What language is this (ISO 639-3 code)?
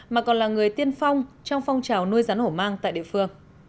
vie